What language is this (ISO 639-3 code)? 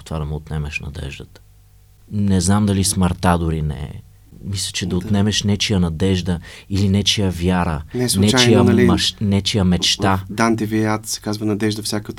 bul